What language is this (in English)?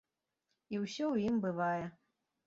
Belarusian